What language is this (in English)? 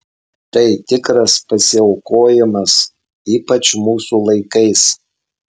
Lithuanian